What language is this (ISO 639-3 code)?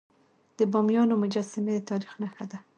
pus